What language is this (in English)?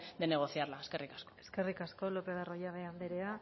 Basque